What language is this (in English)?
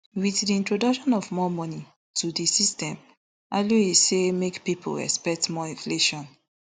Nigerian Pidgin